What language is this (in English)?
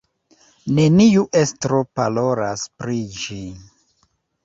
Esperanto